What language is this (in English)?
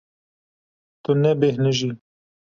Kurdish